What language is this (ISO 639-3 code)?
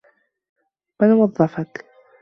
ara